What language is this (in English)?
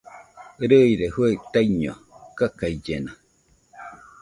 Nüpode Huitoto